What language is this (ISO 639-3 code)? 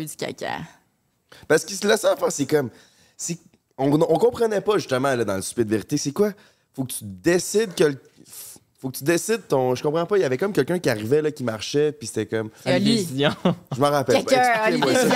fra